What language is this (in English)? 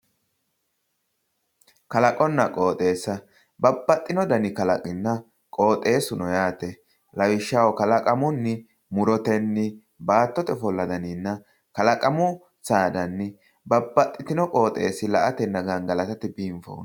Sidamo